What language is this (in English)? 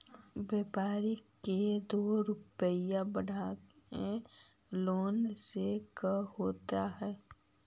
Magahi